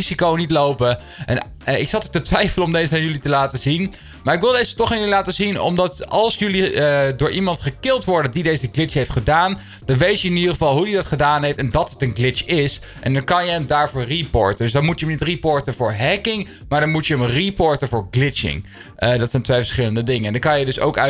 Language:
Dutch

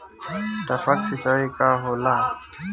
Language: Bhojpuri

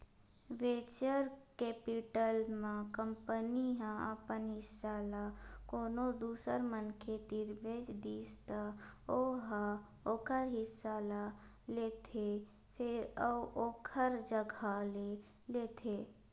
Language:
Chhattisgarhi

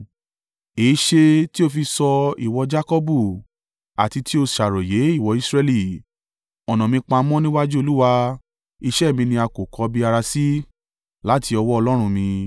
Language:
Yoruba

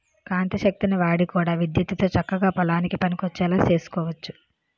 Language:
Telugu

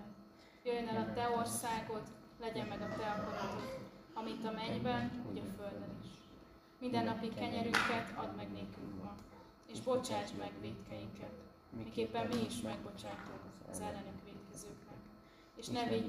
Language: Hungarian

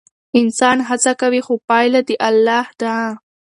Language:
Pashto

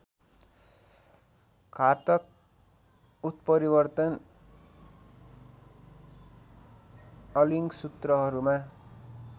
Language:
Nepali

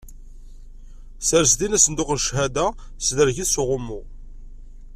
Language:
Kabyle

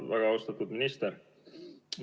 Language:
Estonian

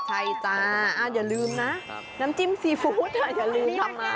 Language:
Thai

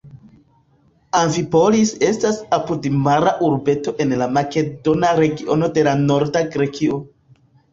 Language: Esperanto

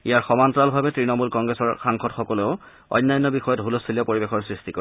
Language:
Assamese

